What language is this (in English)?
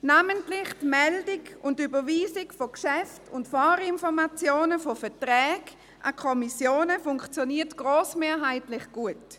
Swiss German